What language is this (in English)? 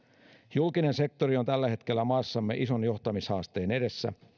Finnish